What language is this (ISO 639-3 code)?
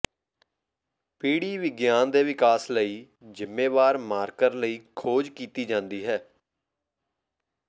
pan